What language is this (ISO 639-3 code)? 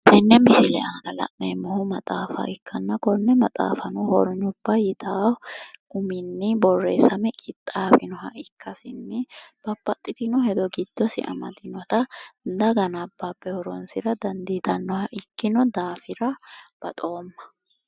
sid